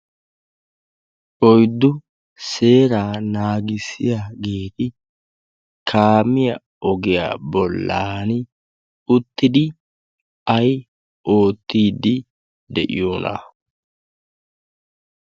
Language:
Wolaytta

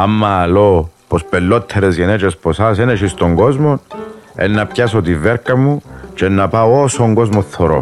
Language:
Greek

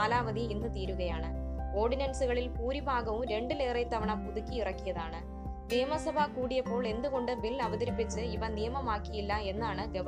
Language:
Malayalam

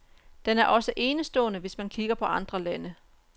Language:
Danish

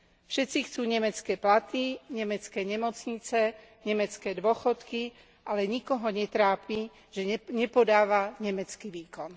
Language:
Slovak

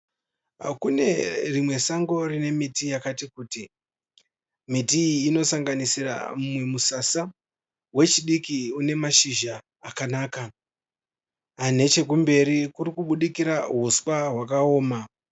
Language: Shona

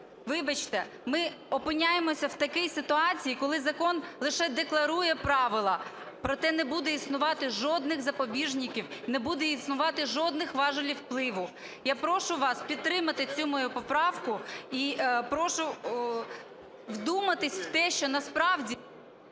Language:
Ukrainian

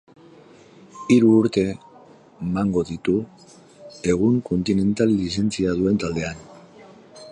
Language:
Basque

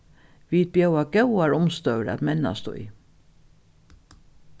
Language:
Faroese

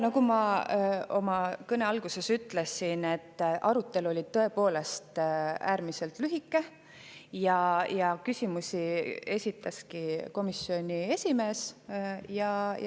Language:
Estonian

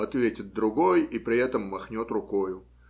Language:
Russian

